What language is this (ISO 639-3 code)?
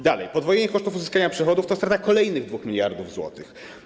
pol